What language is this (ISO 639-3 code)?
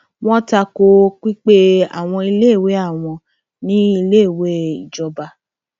yor